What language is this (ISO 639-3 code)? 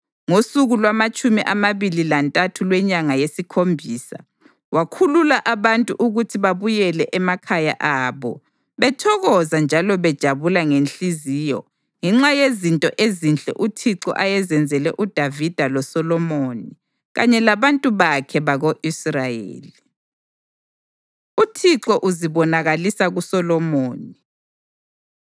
nde